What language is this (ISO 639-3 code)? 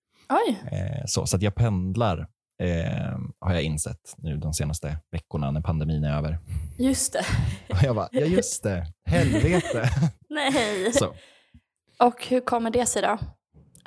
swe